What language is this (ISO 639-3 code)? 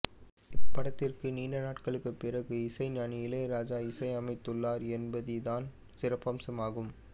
tam